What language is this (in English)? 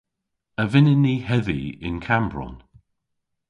Cornish